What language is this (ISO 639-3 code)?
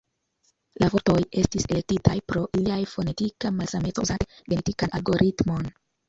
epo